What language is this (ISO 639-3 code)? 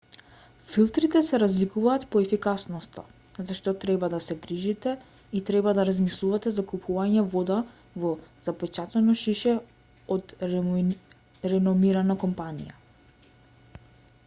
mkd